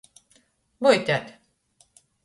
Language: Latgalian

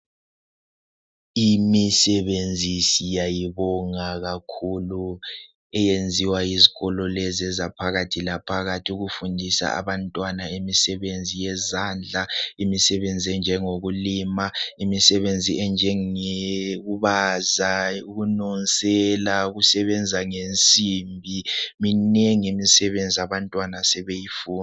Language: North Ndebele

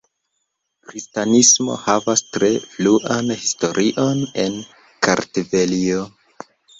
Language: Esperanto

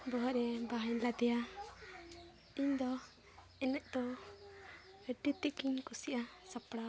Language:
Santali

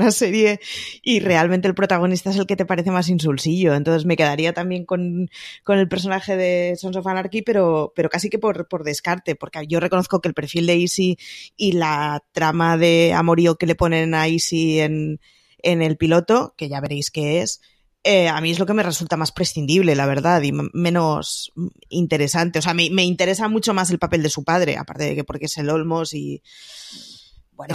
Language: Spanish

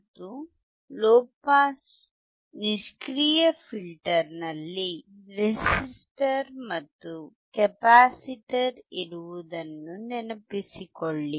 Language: Kannada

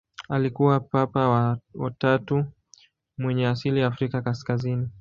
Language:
Swahili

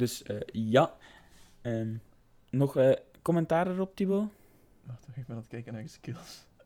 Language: Dutch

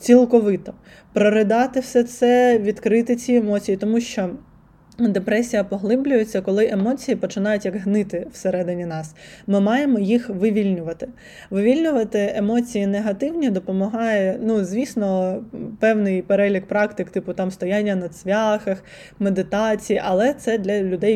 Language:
Ukrainian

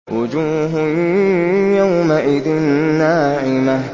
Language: Arabic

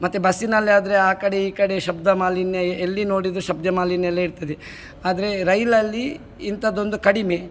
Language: Kannada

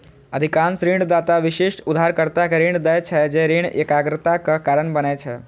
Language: Maithili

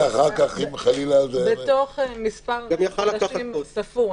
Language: Hebrew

